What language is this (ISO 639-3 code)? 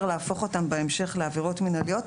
heb